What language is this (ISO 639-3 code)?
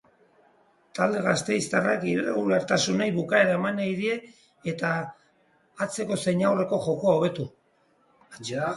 eus